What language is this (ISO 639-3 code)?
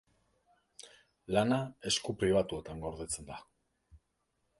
eus